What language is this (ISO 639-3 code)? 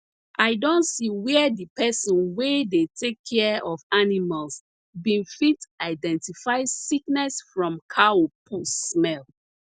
pcm